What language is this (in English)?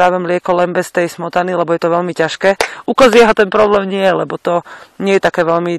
Slovak